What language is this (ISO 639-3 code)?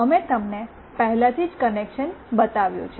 guj